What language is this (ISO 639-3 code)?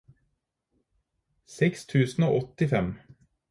nob